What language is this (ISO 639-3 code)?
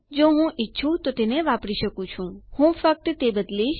guj